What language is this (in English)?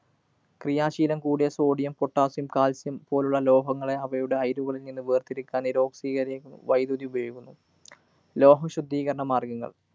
Malayalam